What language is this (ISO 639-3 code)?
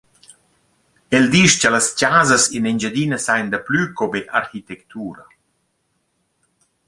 roh